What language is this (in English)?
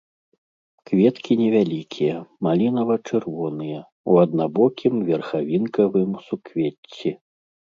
Belarusian